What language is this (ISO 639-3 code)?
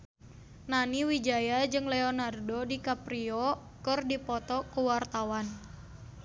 sun